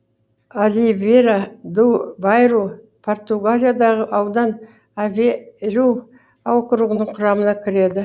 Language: Kazakh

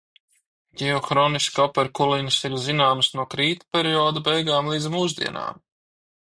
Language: Latvian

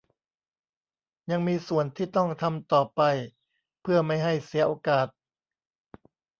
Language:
Thai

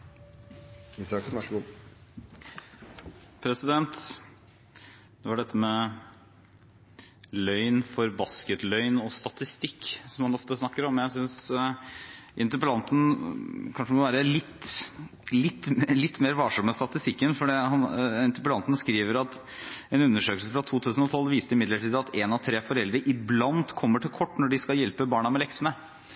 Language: Norwegian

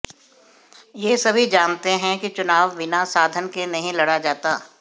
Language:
Hindi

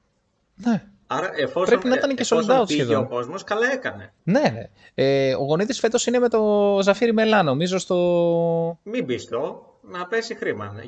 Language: Greek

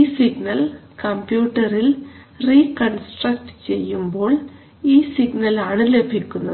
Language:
Malayalam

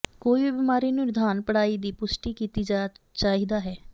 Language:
Punjabi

